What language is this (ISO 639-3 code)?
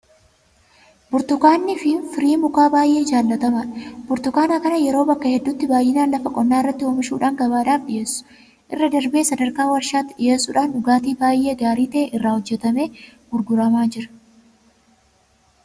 orm